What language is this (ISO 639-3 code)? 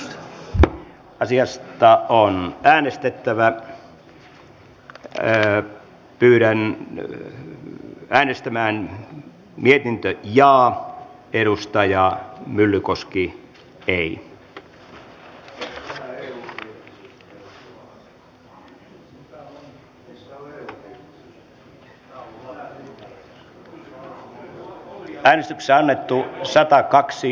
fin